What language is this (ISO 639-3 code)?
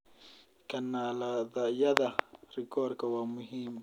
som